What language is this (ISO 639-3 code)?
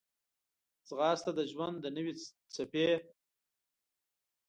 pus